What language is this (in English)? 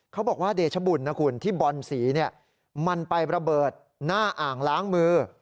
Thai